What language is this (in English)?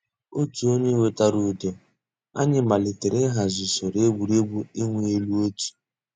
Igbo